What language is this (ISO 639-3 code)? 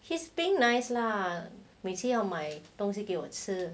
eng